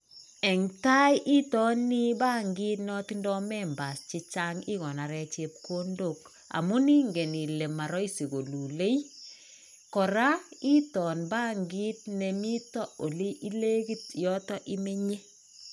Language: Kalenjin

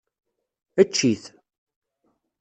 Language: Kabyle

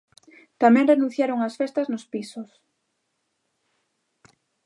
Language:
Galician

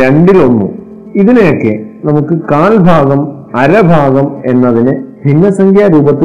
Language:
Malayalam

